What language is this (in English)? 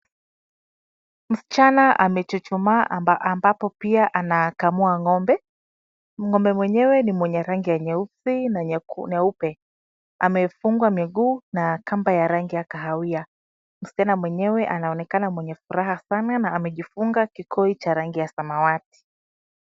Swahili